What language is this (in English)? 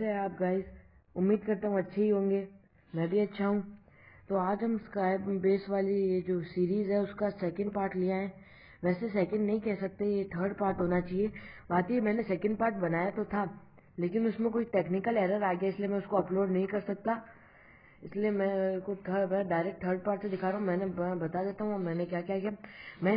Hindi